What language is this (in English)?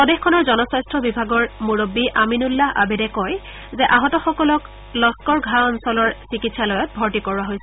Assamese